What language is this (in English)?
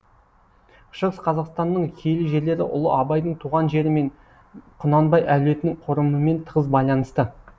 Kazakh